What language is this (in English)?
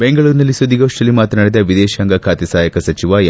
Kannada